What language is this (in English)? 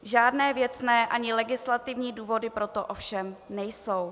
Czech